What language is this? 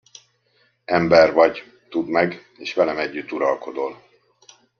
Hungarian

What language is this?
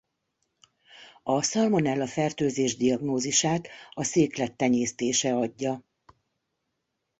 Hungarian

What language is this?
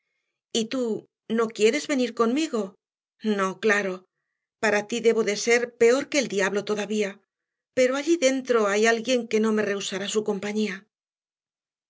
Spanish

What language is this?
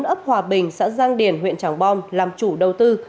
Vietnamese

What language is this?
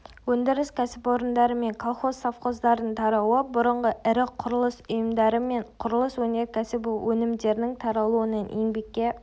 Kazakh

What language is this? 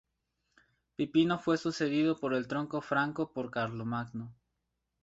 Spanish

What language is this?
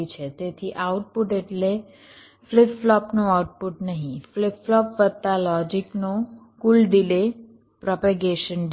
Gujarati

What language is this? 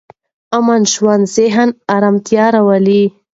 Pashto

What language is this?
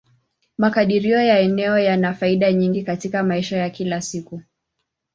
Swahili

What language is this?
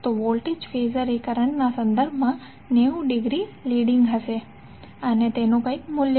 Gujarati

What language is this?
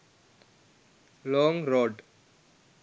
Sinhala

